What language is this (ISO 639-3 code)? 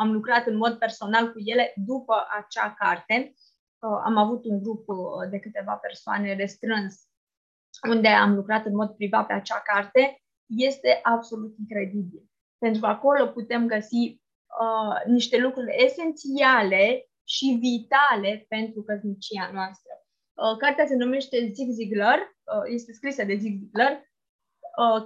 ron